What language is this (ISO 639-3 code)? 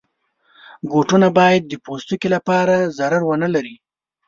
pus